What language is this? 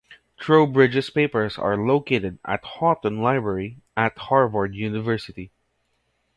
English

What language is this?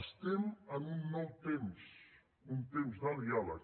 Catalan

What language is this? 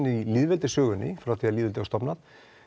Icelandic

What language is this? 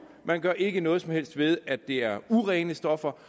Danish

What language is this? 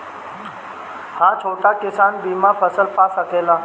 Bhojpuri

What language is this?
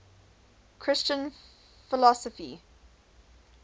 English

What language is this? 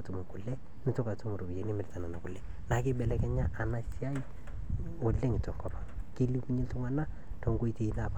Masai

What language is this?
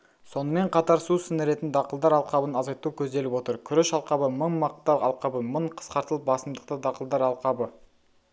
Kazakh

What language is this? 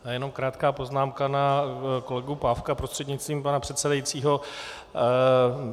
Czech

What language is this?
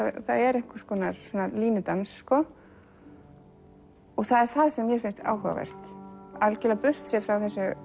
Icelandic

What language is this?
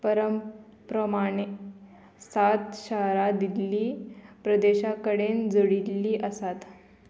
Konkani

